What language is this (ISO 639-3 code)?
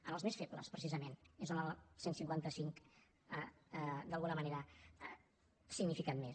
cat